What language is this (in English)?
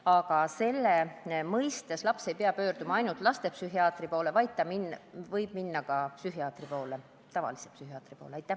Estonian